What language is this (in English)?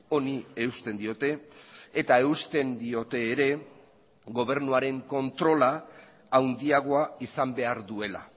Basque